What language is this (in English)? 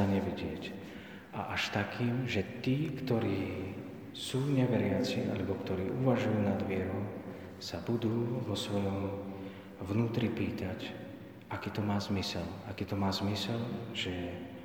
Slovak